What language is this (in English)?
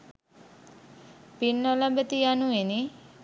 Sinhala